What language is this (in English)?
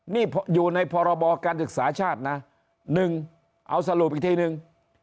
Thai